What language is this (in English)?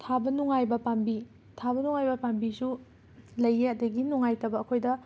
Manipuri